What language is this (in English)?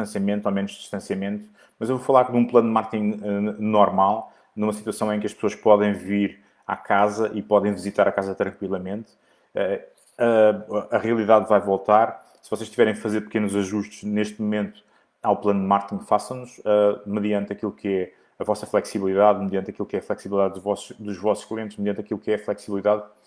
Portuguese